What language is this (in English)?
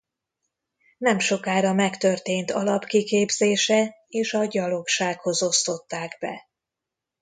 Hungarian